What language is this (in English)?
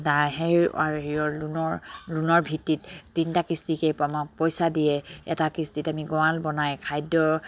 Assamese